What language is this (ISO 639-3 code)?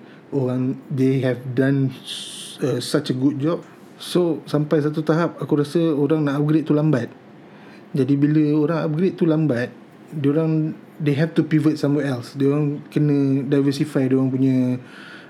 msa